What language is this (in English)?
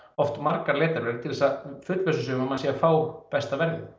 Icelandic